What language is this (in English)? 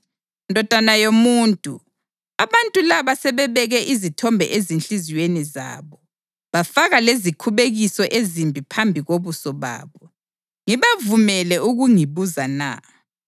North Ndebele